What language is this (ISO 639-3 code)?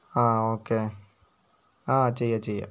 mal